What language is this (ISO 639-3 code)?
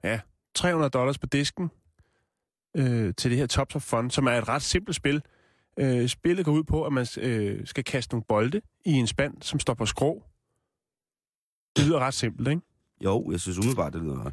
dan